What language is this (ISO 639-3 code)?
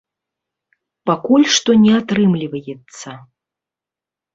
bel